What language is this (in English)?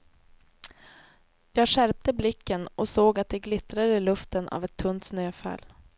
Swedish